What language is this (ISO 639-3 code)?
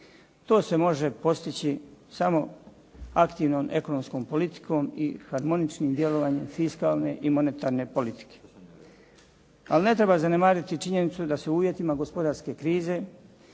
hrv